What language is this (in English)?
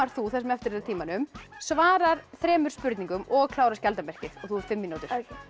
Icelandic